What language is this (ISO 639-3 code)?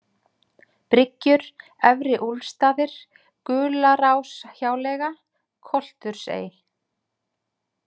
isl